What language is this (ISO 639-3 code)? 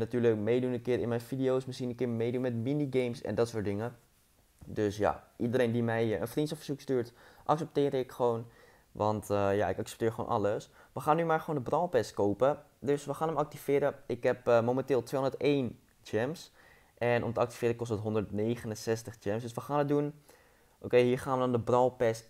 nld